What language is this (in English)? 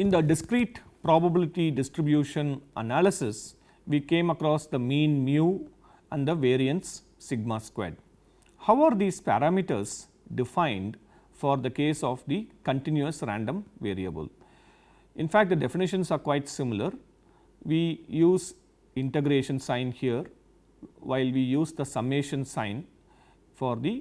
English